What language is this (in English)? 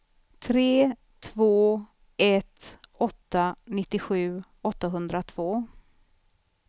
Swedish